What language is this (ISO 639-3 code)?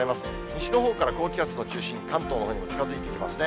jpn